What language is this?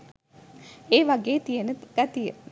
Sinhala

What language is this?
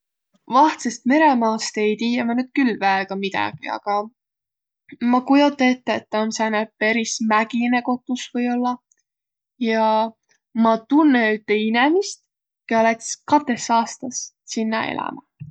Võro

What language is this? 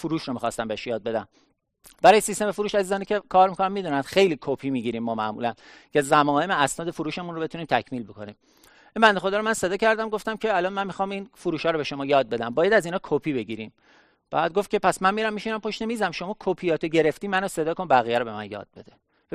Persian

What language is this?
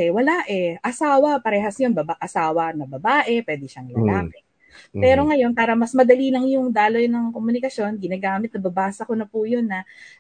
Filipino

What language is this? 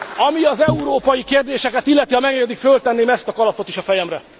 Hungarian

